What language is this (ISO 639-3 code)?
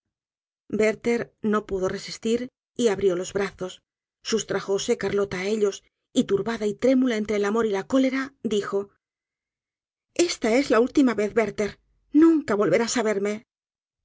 spa